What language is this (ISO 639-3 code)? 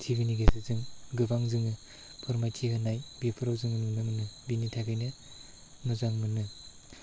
brx